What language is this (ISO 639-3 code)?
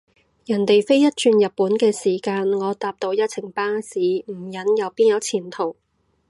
yue